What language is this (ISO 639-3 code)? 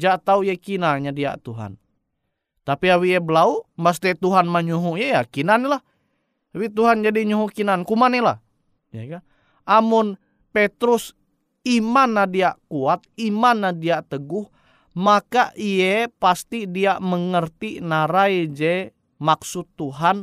ind